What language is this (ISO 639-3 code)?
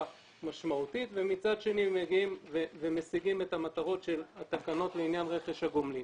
heb